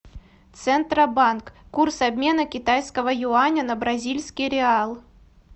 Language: Russian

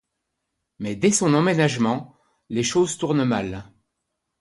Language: French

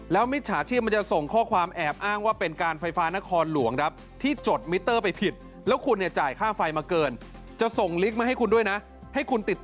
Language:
Thai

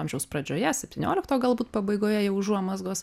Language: Lithuanian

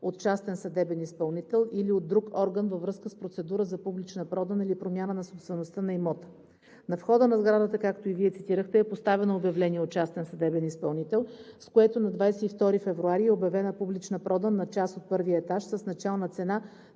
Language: Bulgarian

